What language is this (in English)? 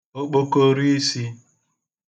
Igbo